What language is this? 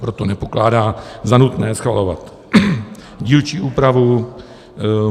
Czech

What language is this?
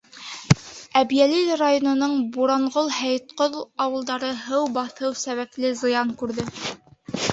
Bashkir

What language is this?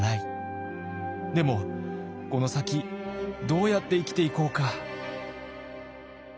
Japanese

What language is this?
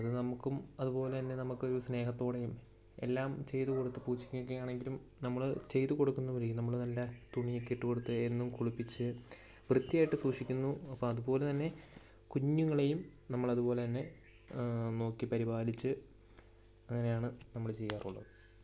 Malayalam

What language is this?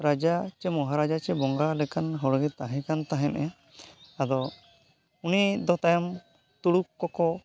Santali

